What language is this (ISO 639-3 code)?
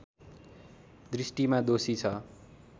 nep